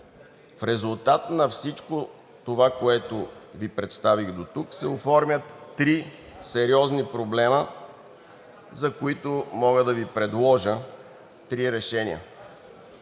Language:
Bulgarian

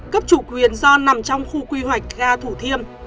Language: Vietnamese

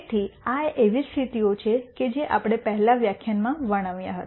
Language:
Gujarati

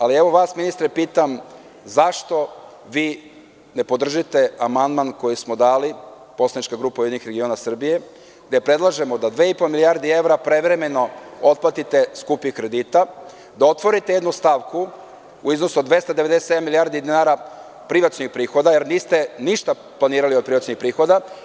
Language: Serbian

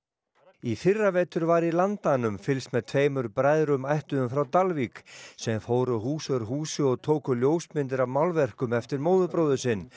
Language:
Icelandic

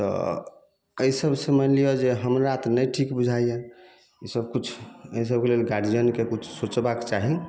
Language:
Maithili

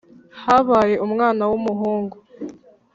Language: Kinyarwanda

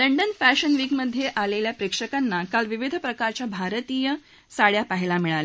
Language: Marathi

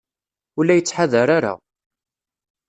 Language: Kabyle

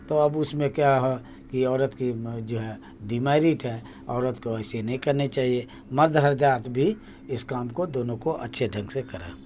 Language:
Urdu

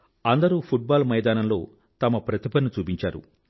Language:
Telugu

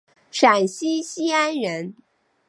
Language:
Chinese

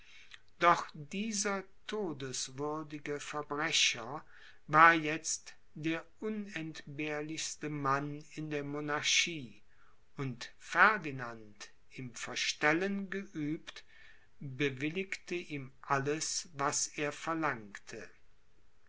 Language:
German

